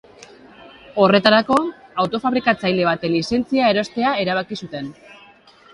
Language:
Basque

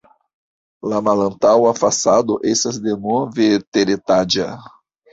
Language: Esperanto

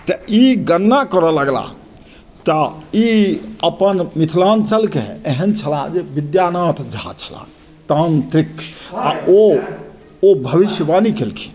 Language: Maithili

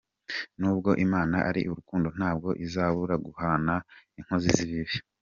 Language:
Kinyarwanda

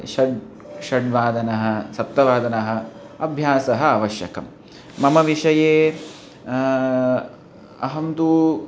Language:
Sanskrit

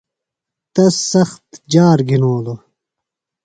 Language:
Phalura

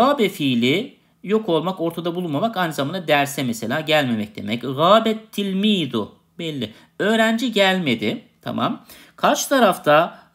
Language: Turkish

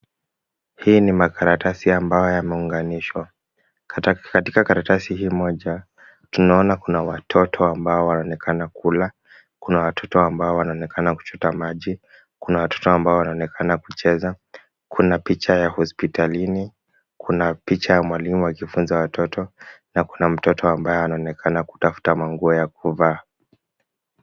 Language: Swahili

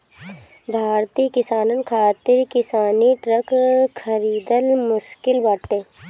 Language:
Bhojpuri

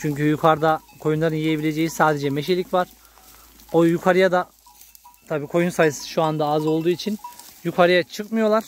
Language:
Turkish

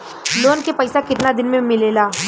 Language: Bhojpuri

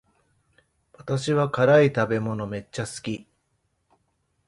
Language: Japanese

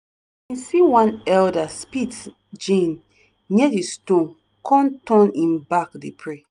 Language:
Nigerian Pidgin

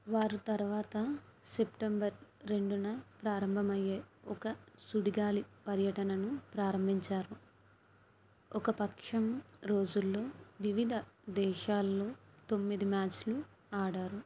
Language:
Telugu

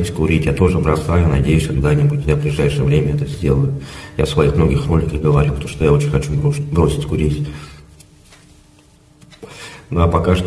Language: Russian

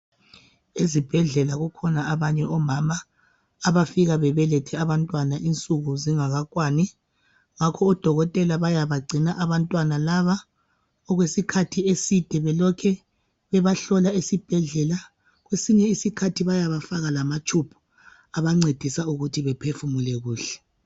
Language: North Ndebele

